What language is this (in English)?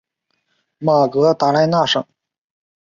Chinese